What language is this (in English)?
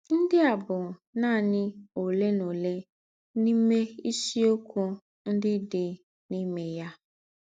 Igbo